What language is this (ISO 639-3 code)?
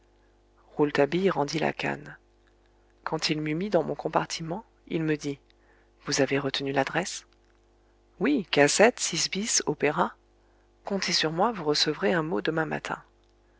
fra